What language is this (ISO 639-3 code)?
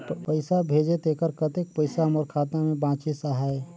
hne